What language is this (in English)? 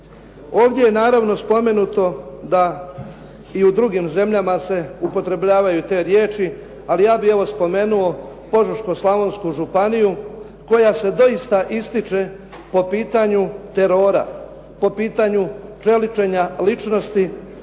Croatian